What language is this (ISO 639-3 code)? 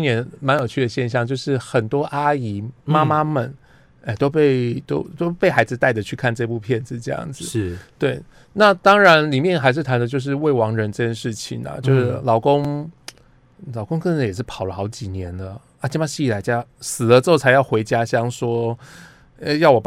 zho